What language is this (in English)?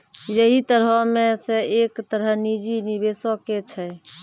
Maithili